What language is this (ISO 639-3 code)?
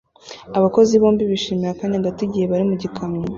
kin